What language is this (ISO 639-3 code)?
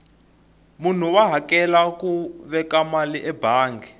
tso